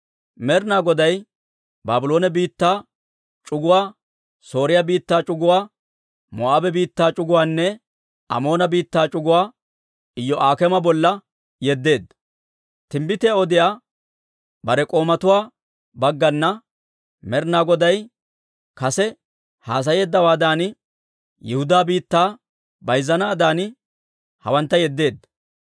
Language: Dawro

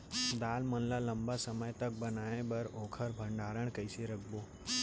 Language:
Chhattisgarhi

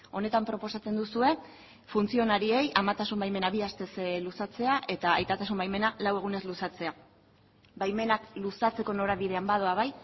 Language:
Basque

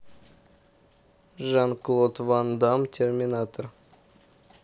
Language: Russian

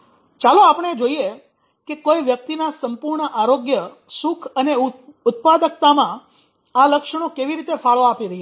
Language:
Gujarati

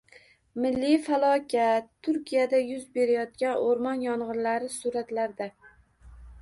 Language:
Uzbek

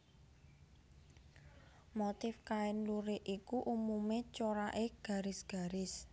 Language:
Javanese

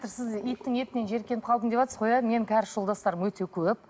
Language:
Kazakh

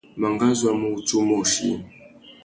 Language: Tuki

